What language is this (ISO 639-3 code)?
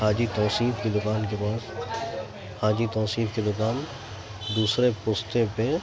urd